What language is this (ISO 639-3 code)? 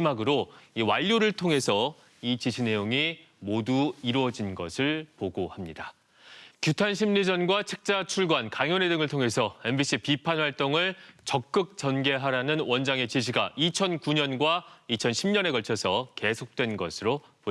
kor